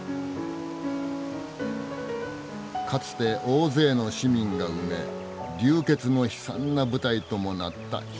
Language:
Japanese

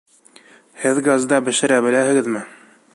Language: Bashkir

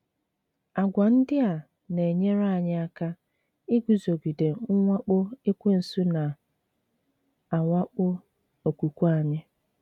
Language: Igbo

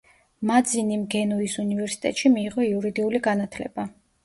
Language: Georgian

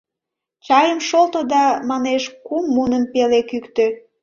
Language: Mari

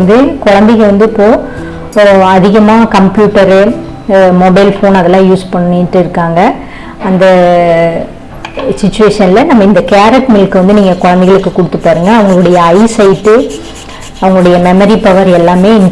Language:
Indonesian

